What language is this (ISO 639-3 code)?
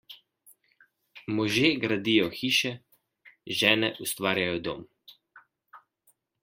slv